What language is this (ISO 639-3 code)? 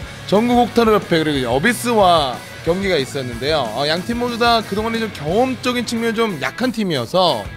kor